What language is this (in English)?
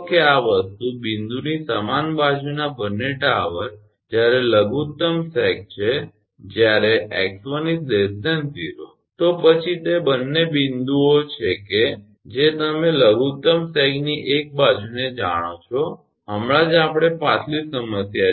Gujarati